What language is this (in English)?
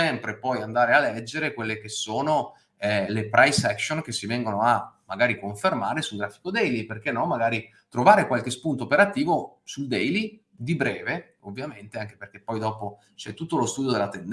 Italian